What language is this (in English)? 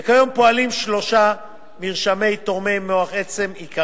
Hebrew